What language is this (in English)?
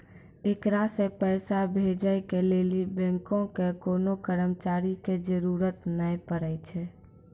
Maithili